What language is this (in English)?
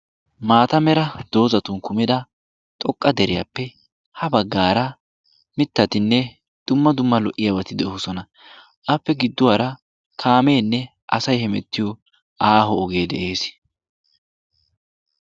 Wolaytta